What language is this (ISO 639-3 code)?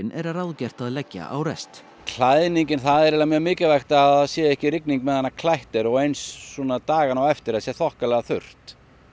isl